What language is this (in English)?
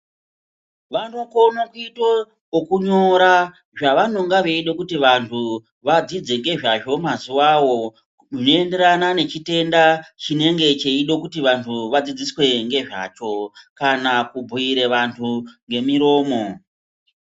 Ndau